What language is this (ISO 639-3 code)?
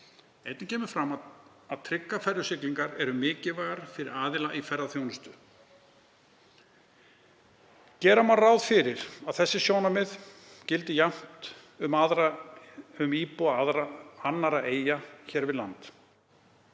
isl